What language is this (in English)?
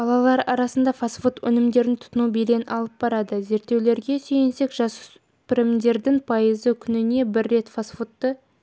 Kazakh